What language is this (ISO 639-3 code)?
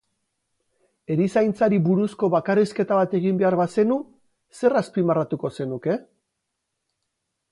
eus